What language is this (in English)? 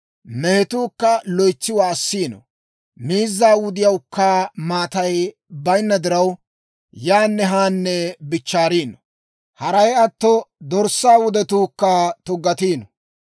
Dawro